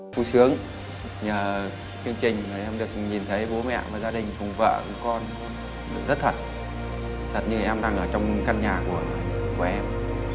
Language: Vietnamese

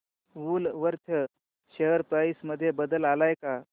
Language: Marathi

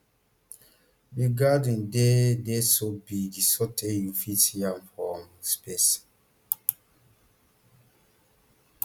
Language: Nigerian Pidgin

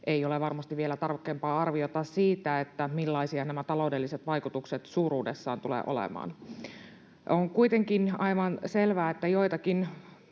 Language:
Finnish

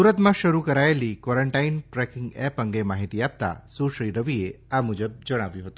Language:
Gujarati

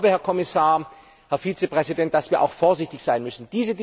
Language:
German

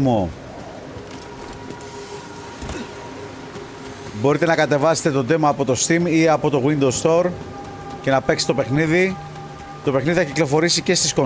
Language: Greek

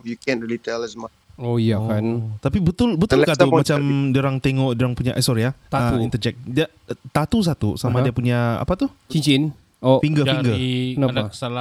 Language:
Malay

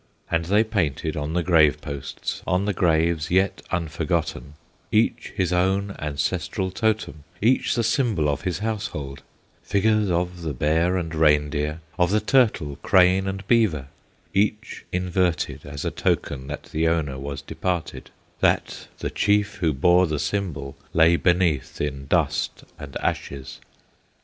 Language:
English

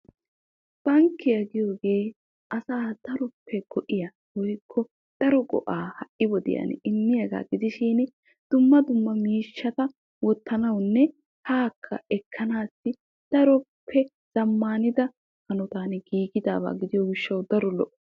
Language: Wolaytta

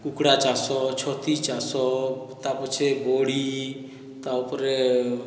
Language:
Odia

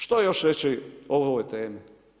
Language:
Croatian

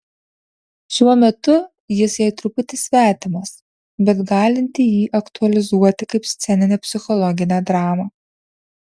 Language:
Lithuanian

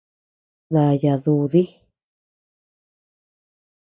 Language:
Tepeuxila Cuicatec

